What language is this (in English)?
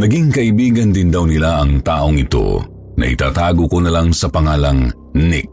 Filipino